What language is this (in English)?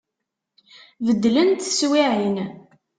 Kabyle